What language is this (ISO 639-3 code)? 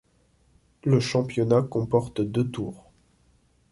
fra